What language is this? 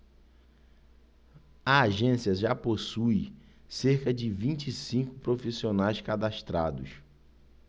Portuguese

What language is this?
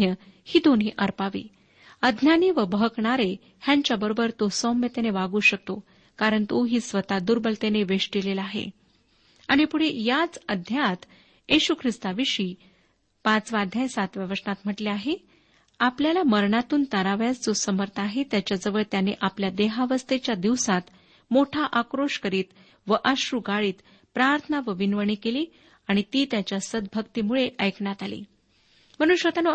Marathi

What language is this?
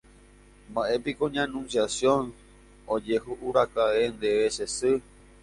Guarani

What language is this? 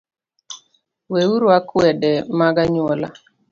Luo (Kenya and Tanzania)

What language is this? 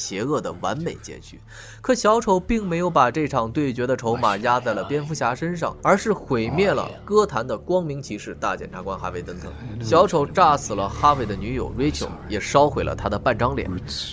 Chinese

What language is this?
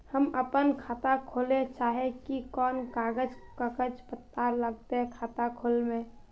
Magahi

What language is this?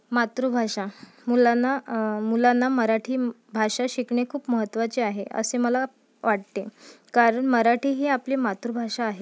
Marathi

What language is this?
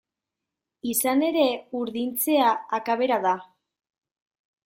Basque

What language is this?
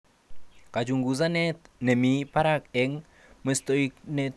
Kalenjin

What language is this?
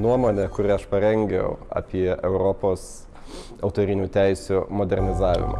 French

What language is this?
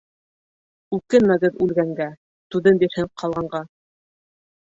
Bashkir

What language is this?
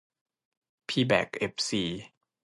Thai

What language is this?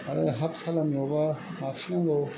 Bodo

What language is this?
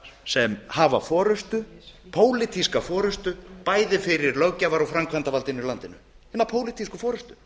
Icelandic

